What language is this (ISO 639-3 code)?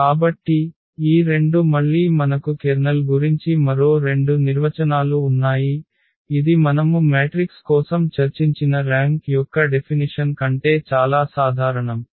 tel